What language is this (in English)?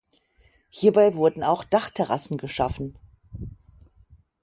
German